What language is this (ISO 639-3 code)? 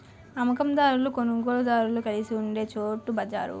tel